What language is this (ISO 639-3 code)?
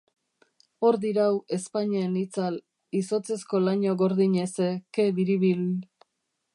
eus